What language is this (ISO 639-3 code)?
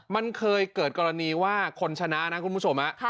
tha